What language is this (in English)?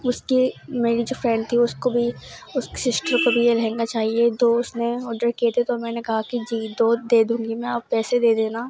Urdu